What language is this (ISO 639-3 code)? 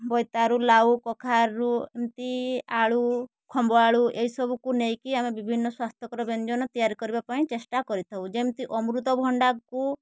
ori